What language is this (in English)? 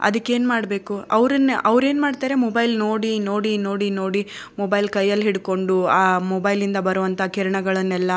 Kannada